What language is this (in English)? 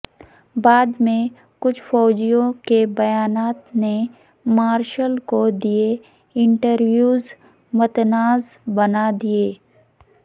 Urdu